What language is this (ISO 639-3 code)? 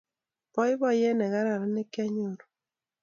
kln